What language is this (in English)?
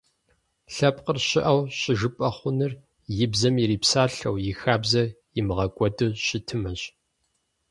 Kabardian